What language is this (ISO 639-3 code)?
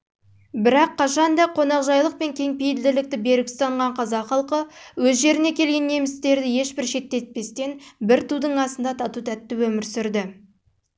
kaz